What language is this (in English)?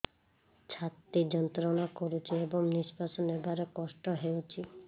Odia